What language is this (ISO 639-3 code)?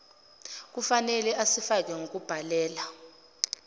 zul